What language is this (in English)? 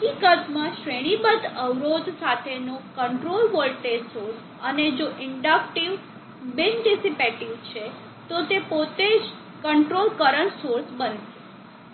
Gujarati